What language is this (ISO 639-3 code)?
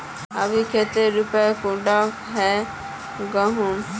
mag